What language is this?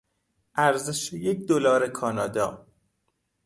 Persian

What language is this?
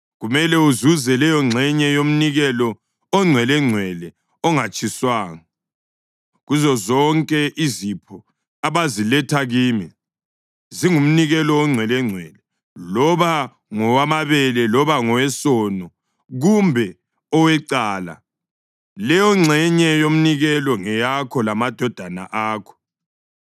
North Ndebele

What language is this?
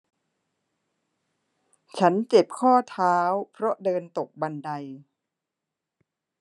Thai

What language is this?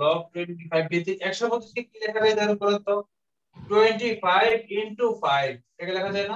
Hindi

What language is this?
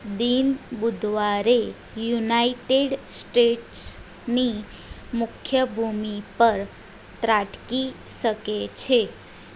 Gujarati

